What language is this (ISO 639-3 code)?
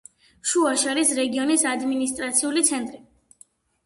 kat